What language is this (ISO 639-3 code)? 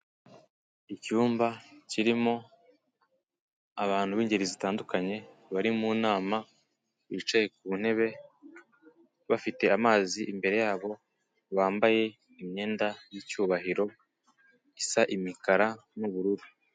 kin